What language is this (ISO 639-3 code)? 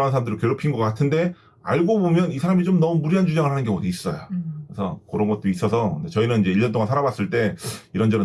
kor